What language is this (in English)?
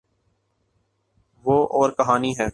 Urdu